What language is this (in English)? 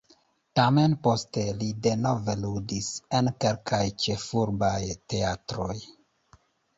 Esperanto